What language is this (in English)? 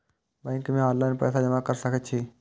Maithili